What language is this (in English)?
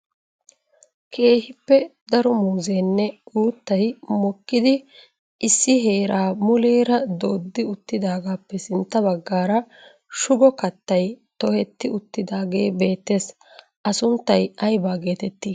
Wolaytta